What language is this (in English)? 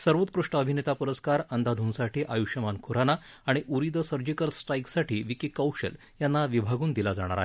Marathi